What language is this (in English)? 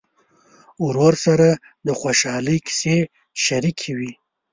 Pashto